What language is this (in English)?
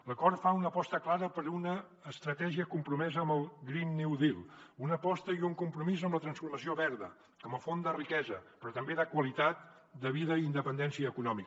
Catalan